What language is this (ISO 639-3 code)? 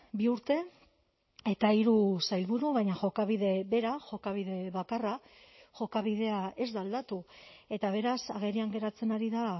eus